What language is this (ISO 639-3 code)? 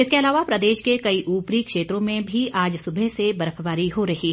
hin